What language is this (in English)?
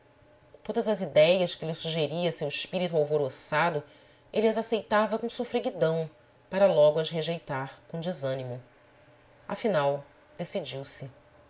Portuguese